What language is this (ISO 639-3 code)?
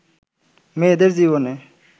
ben